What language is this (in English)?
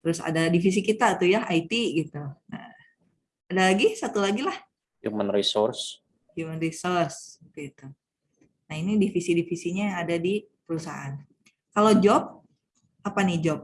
Indonesian